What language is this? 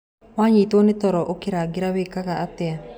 Kikuyu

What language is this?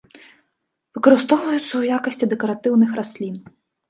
Belarusian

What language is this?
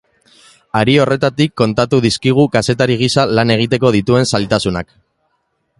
Basque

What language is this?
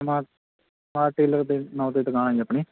Punjabi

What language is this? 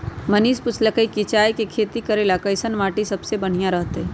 Magahi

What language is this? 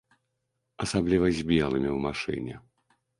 Belarusian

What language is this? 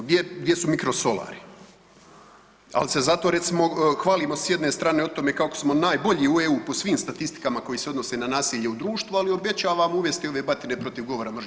Croatian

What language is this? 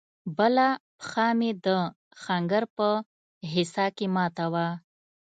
Pashto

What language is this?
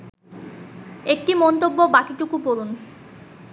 Bangla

